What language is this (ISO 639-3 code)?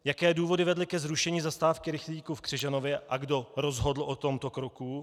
ces